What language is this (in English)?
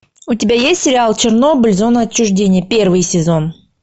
Russian